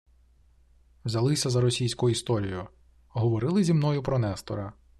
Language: Ukrainian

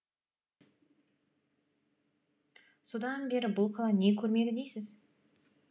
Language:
Kazakh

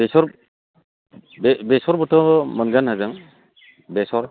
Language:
Bodo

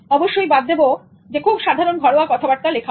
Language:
Bangla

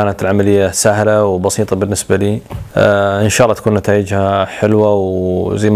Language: Arabic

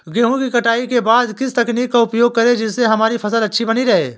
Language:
Hindi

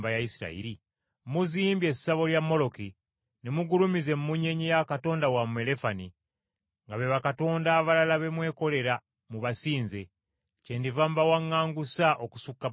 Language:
Ganda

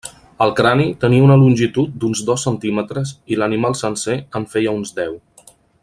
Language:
Catalan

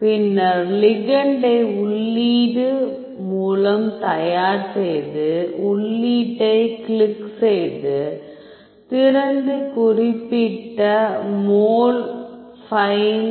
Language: Tamil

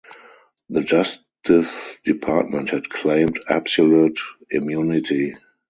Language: English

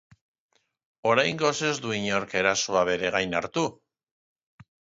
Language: Basque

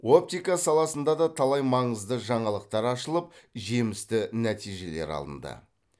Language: Kazakh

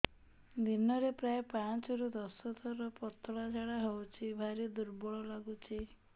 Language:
Odia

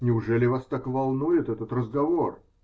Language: Russian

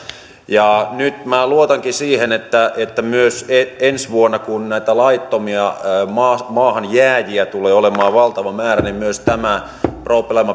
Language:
Finnish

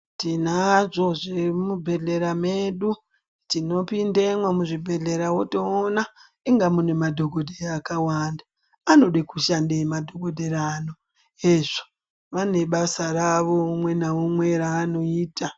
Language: Ndau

